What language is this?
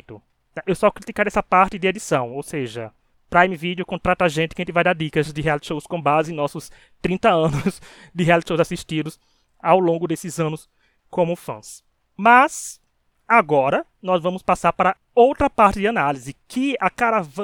Portuguese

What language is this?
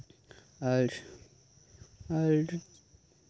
Santali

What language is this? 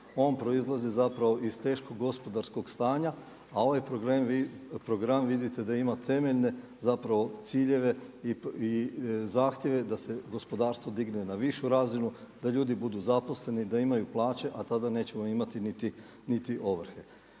Croatian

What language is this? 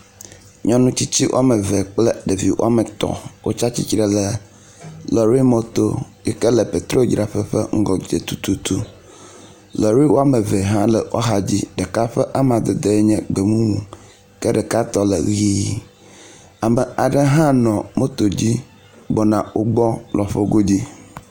Ewe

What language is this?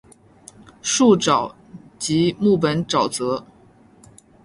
Chinese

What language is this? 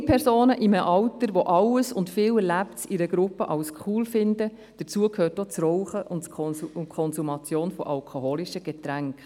Swiss German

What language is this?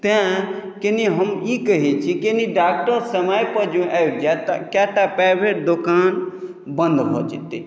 Maithili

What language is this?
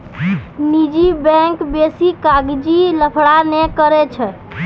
Maithili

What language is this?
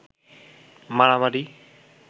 Bangla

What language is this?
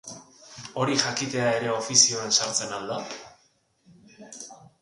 Basque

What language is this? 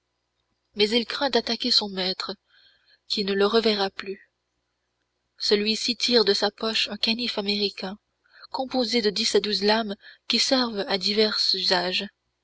French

